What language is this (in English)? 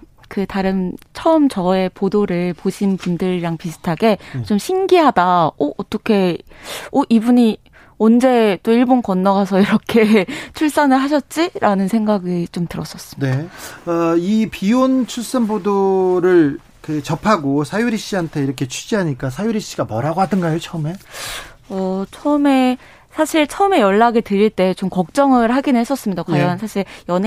Korean